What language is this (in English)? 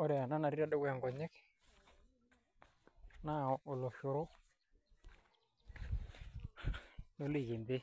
Masai